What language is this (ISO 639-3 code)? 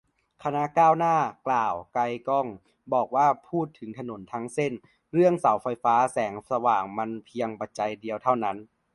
tha